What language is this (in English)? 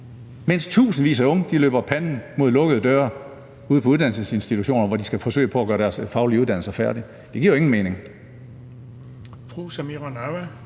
Danish